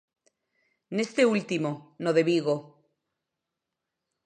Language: Galician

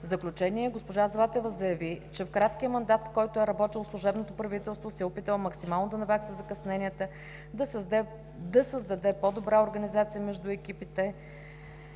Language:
Bulgarian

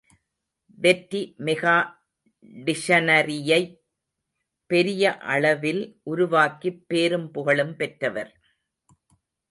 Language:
Tamil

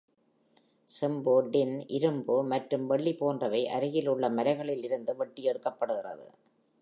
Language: Tamil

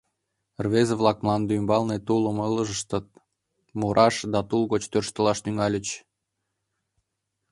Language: Mari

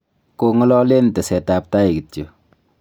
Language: Kalenjin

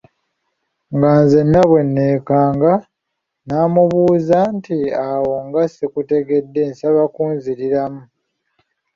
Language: Ganda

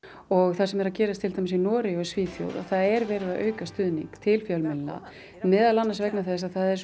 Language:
Icelandic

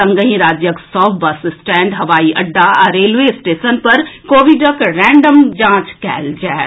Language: Maithili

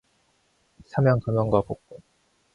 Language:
Korean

